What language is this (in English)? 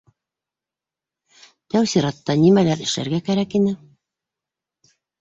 Bashkir